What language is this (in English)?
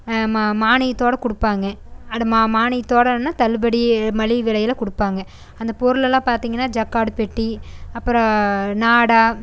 Tamil